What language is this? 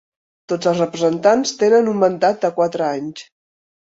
Catalan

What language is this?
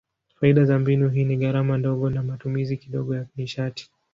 Swahili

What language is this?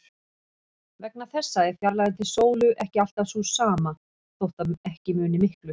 Icelandic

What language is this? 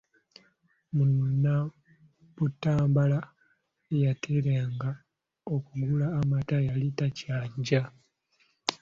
Ganda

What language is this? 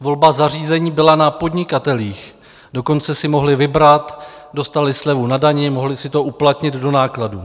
Czech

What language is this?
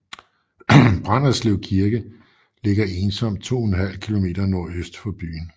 Danish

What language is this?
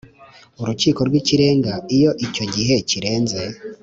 Kinyarwanda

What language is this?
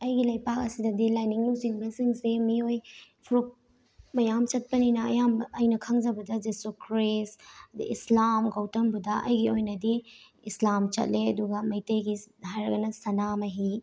Manipuri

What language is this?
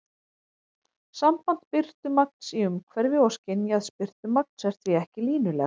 Icelandic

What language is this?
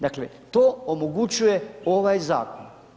Croatian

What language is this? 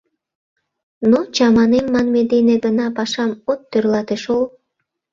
Mari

